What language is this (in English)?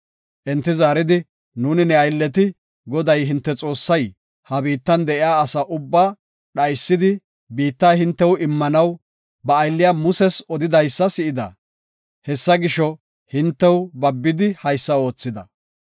Gofa